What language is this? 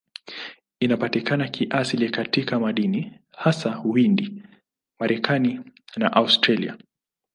Swahili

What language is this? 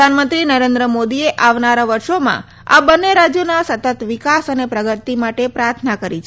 Gujarati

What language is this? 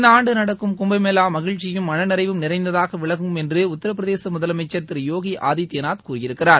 Tamil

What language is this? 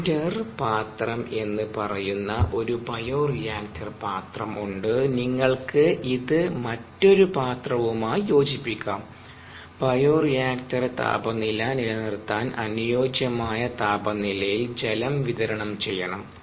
Malayalam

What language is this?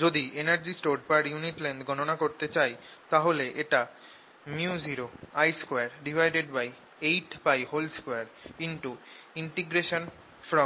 Bangla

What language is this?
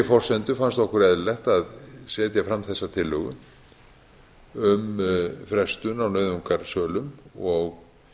Icelandic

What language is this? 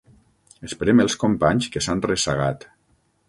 Catalan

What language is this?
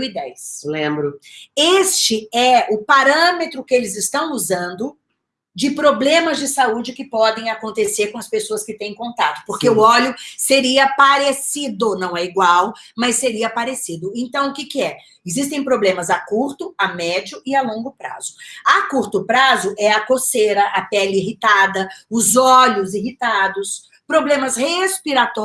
Portuguese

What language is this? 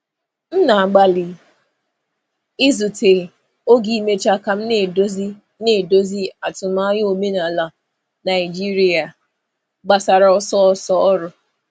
Igbo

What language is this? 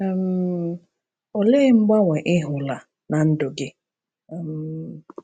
Igbo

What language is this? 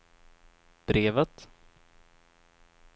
Swedish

